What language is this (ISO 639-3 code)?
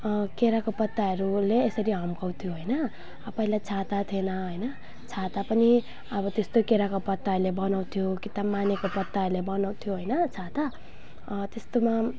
nep